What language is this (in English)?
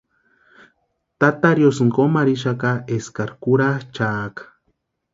Western Highland Purepecha